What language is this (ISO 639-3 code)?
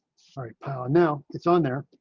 eng